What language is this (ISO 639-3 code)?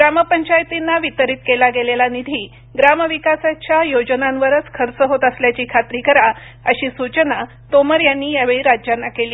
mar